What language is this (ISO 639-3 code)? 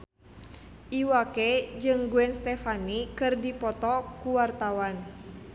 sun